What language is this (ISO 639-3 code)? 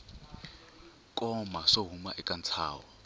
tso